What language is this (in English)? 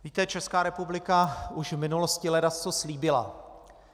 Czech